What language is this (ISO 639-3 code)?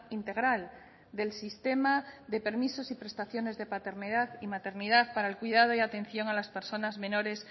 spa